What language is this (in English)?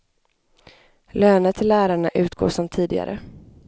Swedish